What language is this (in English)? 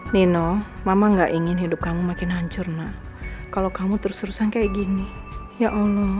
Indonesian